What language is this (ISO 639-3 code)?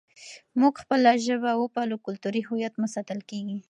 pus